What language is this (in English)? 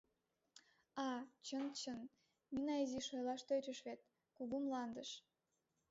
Mari